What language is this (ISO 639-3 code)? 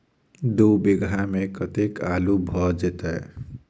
mai